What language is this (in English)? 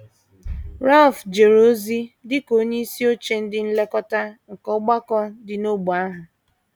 Igbo